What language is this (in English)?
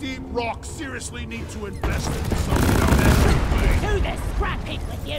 English